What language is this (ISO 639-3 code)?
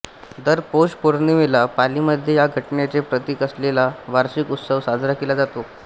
mar